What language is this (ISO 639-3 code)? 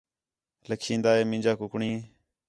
xhe